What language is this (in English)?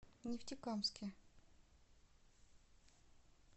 Russian